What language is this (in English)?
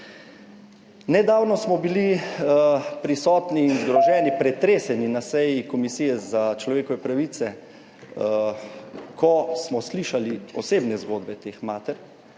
Slovenian